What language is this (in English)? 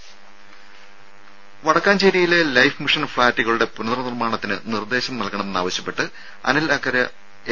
Malayalam